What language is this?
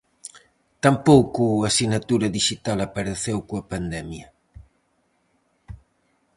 Galician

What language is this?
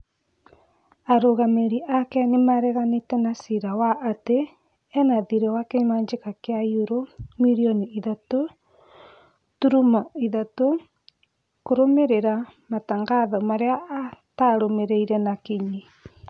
Kikuyu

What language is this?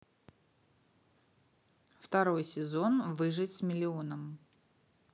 Russian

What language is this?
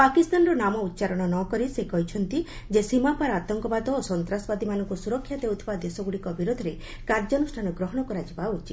Odia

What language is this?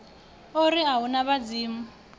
Venda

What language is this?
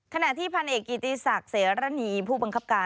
Thai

